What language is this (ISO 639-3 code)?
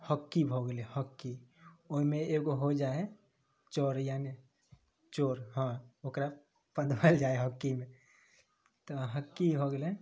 mai